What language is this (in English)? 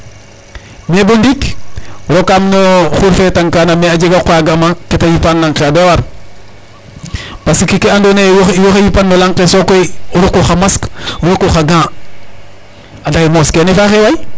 Serer